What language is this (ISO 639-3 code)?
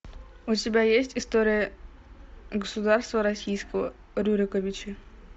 rus